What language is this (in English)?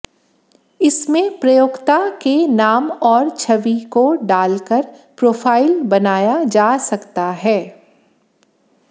Hindi